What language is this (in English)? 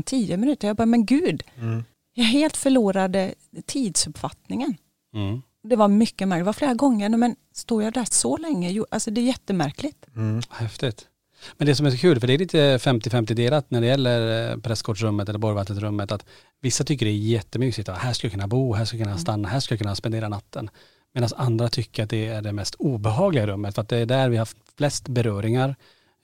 Swedish